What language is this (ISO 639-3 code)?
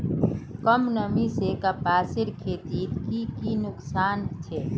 mag